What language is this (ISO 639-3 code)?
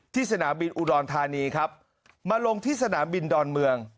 tha